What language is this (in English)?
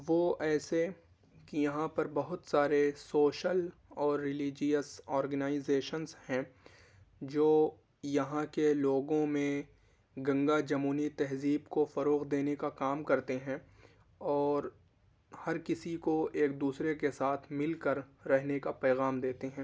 Urdu